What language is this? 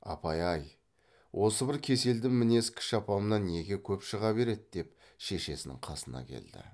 Kazakh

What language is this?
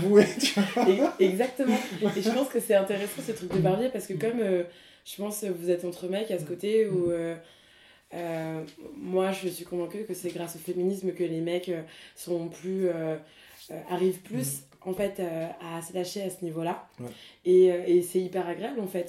French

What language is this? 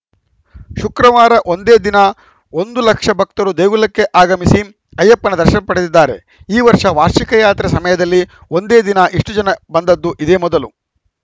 Kannada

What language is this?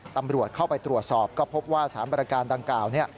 Thai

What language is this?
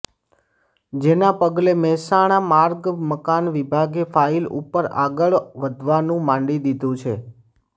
Gujarati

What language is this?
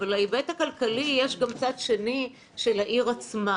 Hebrew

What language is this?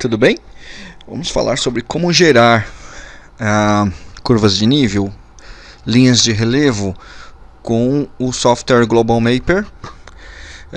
Portuguese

